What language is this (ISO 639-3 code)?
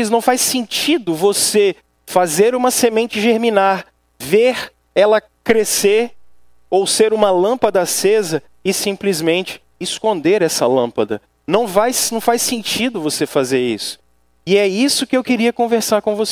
por